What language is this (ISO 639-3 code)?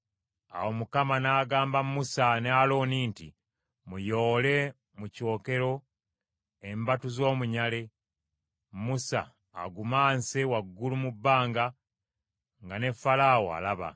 lug